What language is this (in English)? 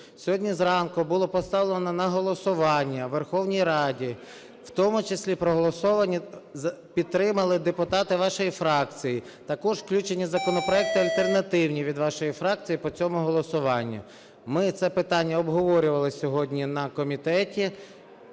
Ukrainian